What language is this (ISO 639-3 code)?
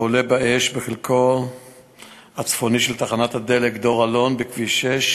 heb